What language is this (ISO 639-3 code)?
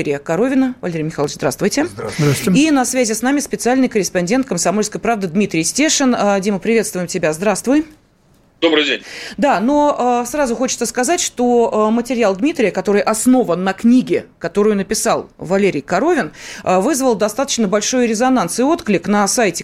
rus